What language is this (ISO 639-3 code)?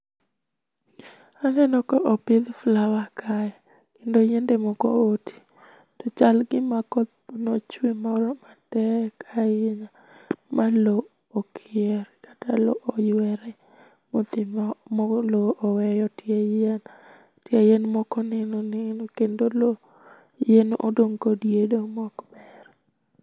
luo